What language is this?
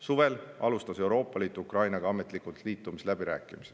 Estonian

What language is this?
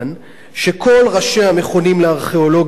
Hebrew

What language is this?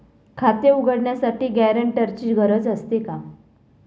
Marathi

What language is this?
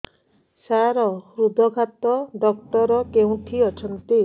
Odia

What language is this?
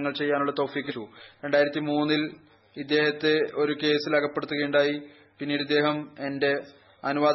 Malayalam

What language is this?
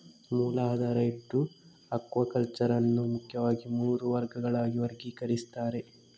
Kannada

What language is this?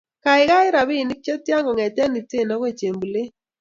Kalenjin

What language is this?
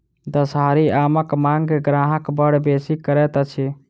Maithili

